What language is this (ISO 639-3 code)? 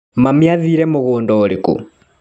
kik